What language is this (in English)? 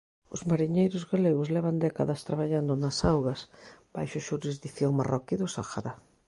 Galician